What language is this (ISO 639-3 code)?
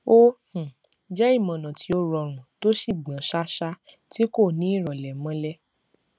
yor